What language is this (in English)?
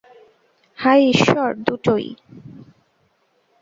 Bangla